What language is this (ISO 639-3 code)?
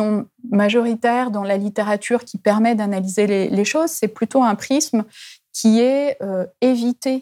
fra